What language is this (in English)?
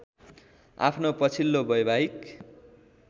Nepali